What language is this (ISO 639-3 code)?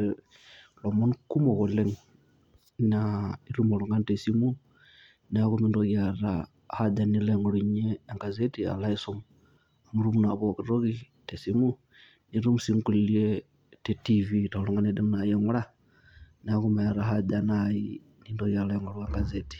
mas